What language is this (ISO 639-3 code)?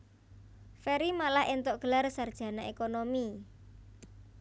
jav